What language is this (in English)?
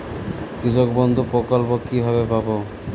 Bangla